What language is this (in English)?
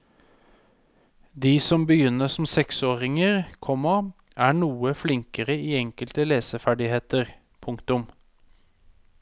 Norwegian